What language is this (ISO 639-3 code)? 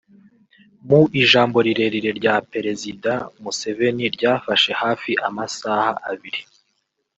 kin